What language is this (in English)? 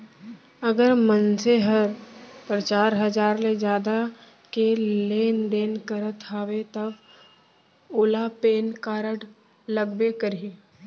Chhattisgarhi